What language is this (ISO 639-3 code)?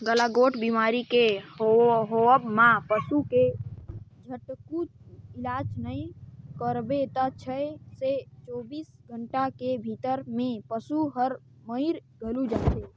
hne